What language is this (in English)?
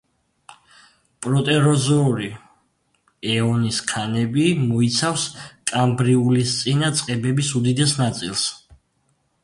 Georgian